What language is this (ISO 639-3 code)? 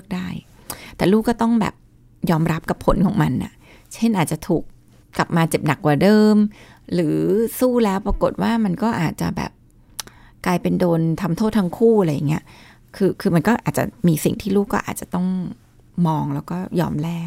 tha